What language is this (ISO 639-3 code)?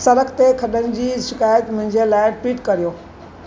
snd